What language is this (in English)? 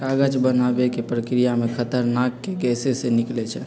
Magahi